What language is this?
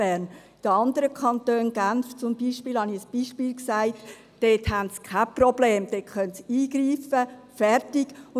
Swiss German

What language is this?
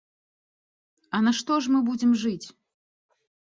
Belarusian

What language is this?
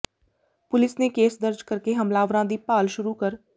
Punjabi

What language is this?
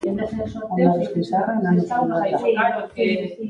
Basque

